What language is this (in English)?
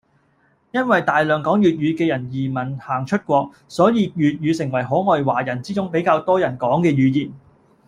Cantonese